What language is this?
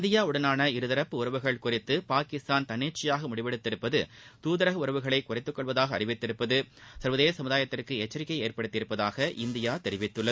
Tamil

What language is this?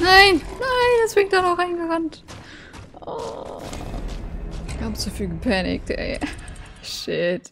German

